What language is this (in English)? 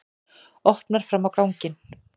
Icelandic